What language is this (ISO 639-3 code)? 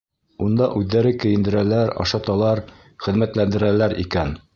bak